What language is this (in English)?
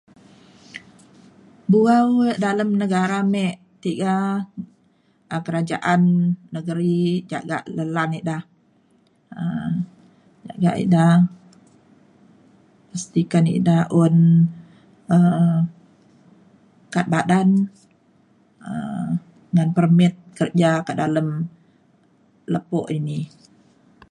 Mainstream Kenyah